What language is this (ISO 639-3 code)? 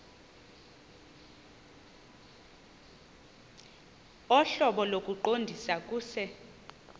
xho